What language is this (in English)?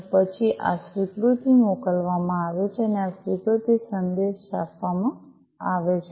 Gujarati